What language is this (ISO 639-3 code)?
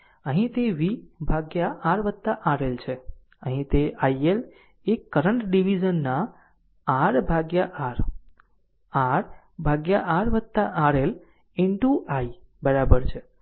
guj